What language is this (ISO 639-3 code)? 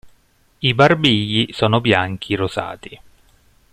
ita